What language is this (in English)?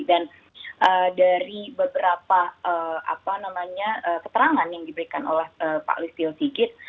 Indonesian